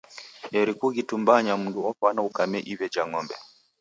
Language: Taita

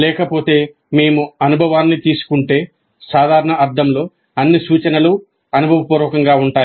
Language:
Telugu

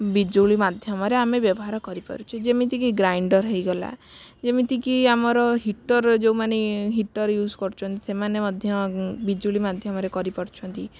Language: Odia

